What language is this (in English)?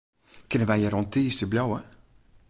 Western Frisian